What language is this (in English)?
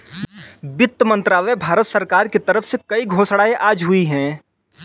Hindi